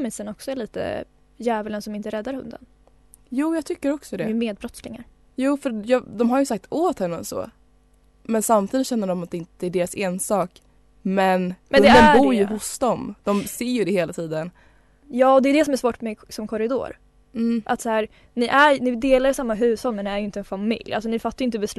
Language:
Swedish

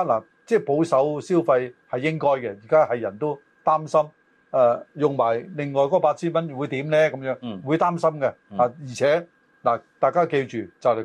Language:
Chinese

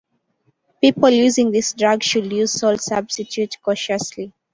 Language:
English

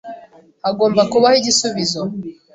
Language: Kinyarwanda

